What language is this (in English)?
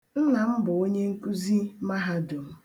Igbo